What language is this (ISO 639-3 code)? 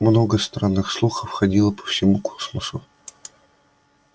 rus